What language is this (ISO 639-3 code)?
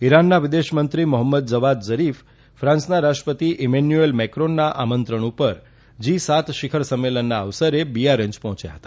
guj